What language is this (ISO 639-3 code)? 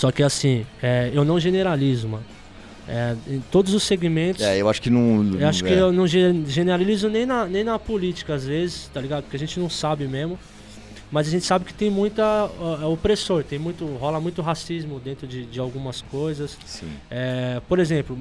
por